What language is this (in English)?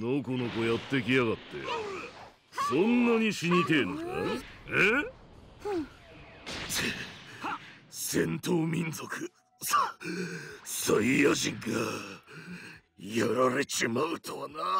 Japanese